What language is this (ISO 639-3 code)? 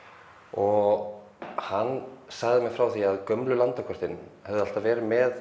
isl